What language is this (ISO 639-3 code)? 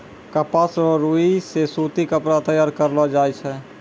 mai